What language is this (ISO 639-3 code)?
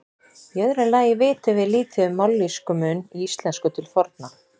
isl